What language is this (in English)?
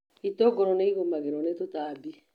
Kikuyu